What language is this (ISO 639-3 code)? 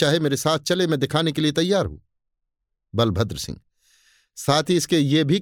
hin